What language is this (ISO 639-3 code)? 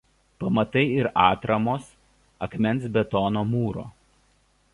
lit